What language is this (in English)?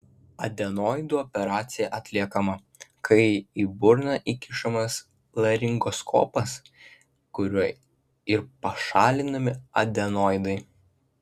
Lithuanian